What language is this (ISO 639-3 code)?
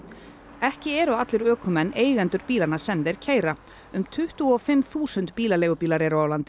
isl